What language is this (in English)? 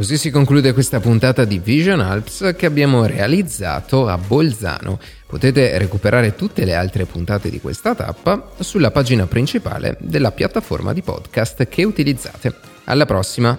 Italian